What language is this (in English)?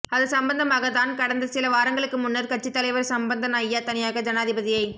Tamil